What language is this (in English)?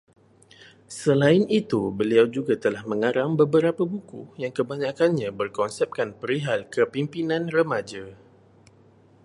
Malay